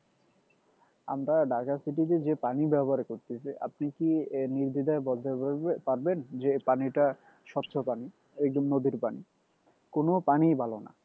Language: Bangla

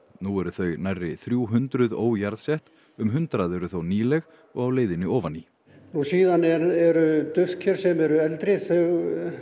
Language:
Icelandic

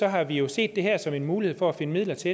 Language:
Danish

